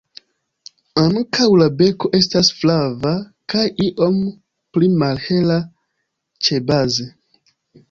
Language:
Esperanto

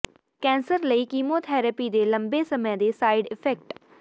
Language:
Punjabi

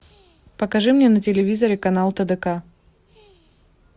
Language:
Russian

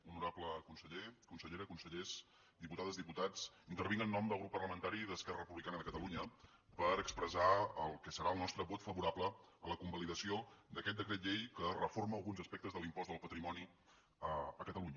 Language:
Catalan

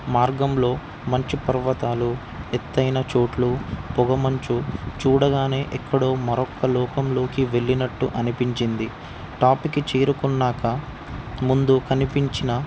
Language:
Telugu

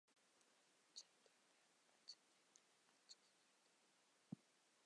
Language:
Uzbek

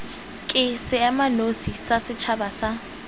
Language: Tswana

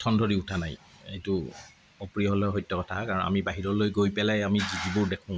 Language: Assamese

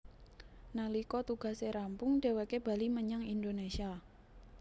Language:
Javanese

